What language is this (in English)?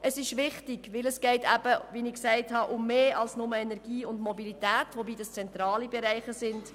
Swiss German